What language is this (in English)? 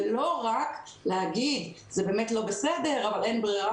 Hebrew